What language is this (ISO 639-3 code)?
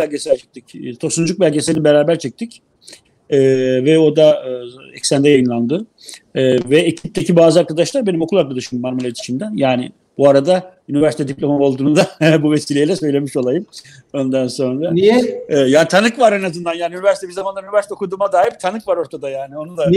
tur